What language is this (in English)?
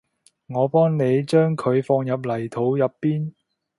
Cantonese